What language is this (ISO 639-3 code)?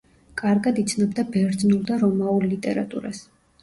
kat